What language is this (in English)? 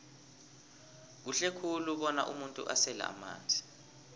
South Ndebele